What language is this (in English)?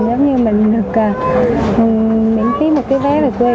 Vietnamese